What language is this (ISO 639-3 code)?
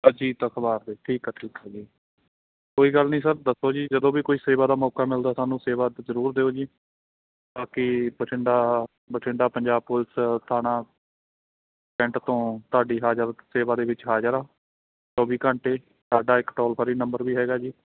pan